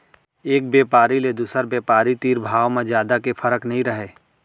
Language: Chhattisgarhi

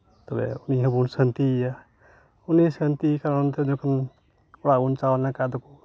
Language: Santali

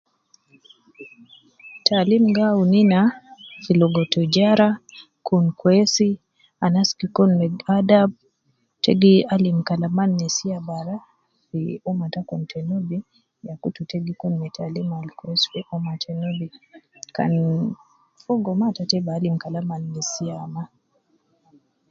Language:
Nubi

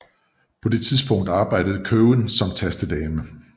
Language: Danish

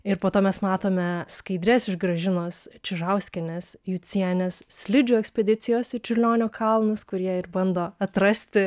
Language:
Lithuanian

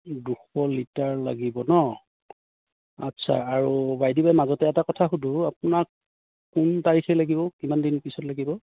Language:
Assamese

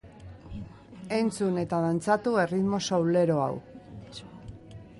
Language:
Basque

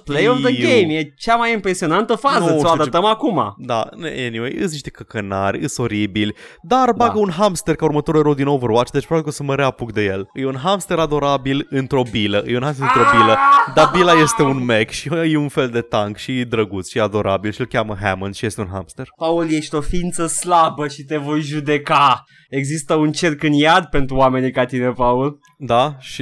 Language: Romanian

